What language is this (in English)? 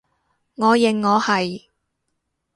Cantonese